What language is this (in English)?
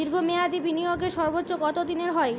Bangla